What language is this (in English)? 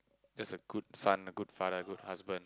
English